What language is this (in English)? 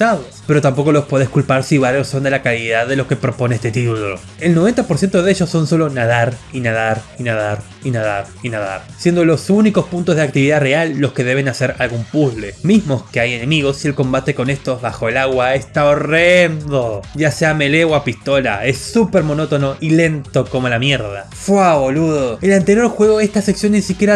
Spanish